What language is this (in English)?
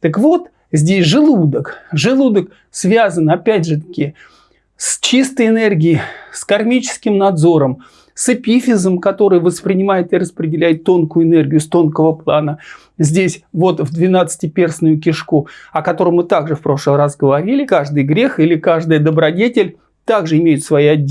Russian